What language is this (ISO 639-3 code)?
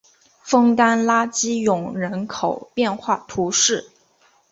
zho